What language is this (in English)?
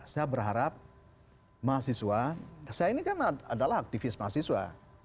Indonesian